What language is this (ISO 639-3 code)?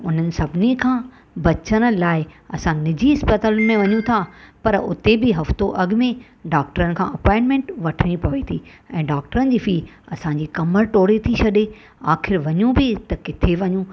snd